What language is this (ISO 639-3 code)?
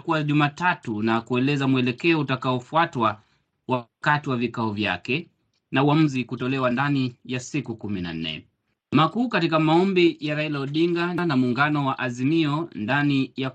swa